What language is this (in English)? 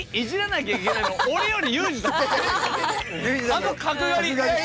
Japanese